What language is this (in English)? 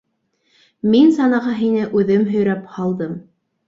Bashkir